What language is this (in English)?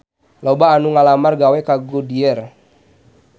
Sundanese